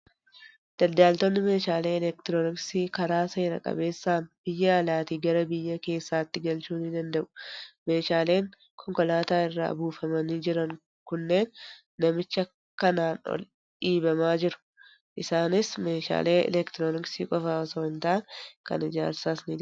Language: Oromo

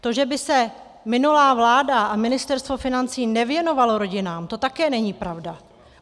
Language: Czech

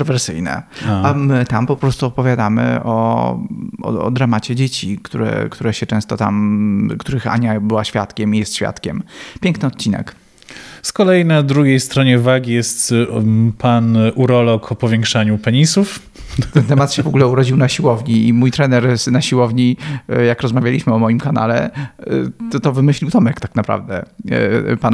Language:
Polish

